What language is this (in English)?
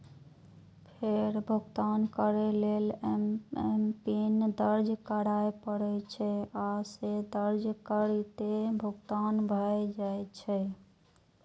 Maithili